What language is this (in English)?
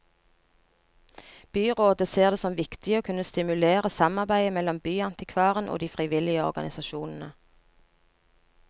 Norwegian